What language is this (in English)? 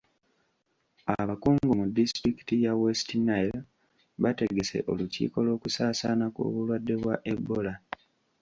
Ganda